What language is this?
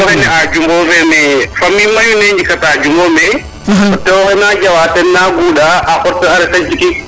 Serer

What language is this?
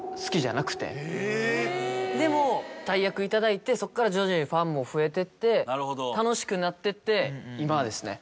Japanese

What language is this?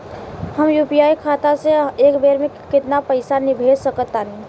Bhojpuri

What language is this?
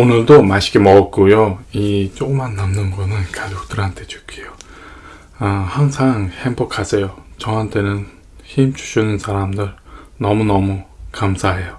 Korean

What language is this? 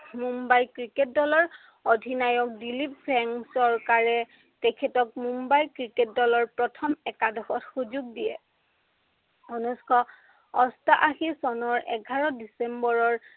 Assamese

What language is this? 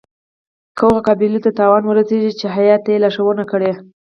Pashto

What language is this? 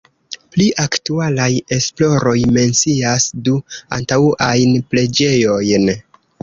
Esperanto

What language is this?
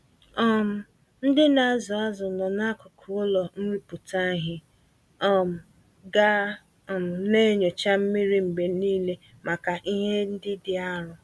Igbo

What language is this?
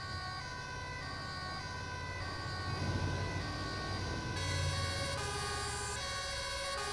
Dutch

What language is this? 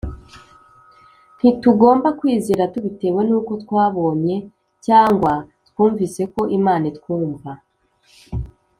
Kinyarwanda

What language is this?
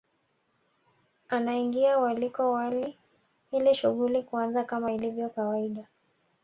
Swahili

